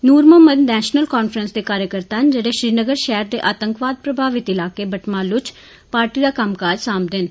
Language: Dogri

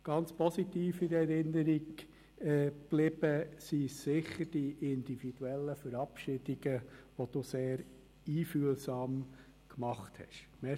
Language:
Swiss German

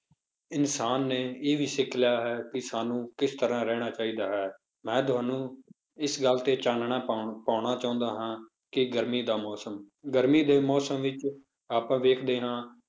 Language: Punjabi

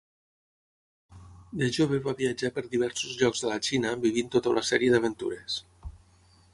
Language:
Catalan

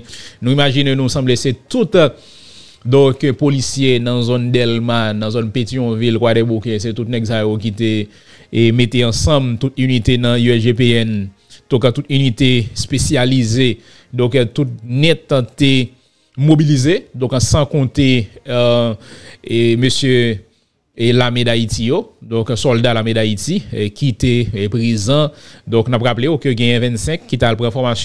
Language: French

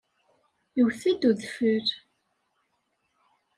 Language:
Kabyle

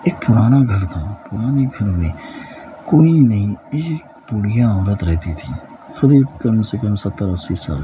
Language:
Urdu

